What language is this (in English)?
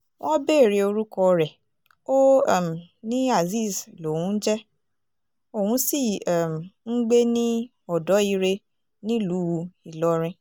Yoruba